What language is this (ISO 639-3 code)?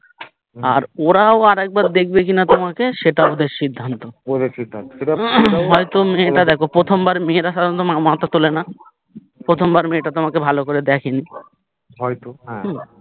ben